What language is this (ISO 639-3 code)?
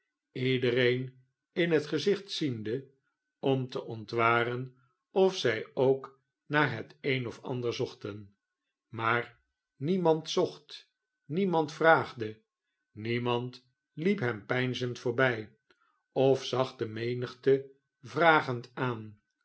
nld